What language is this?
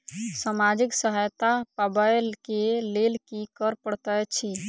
Maithili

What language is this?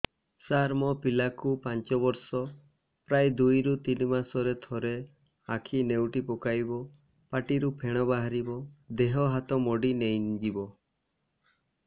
Odia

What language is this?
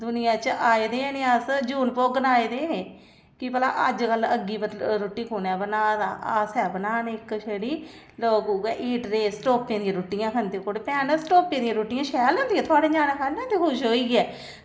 Dogri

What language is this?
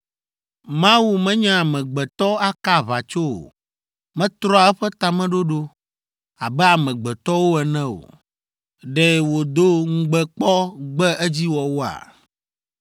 Ewe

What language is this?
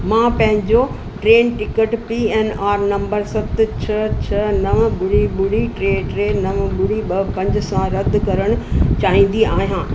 Sindhi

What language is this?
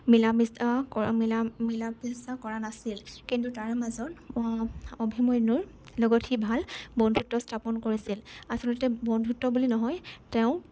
Assamese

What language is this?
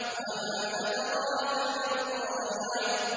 Arabic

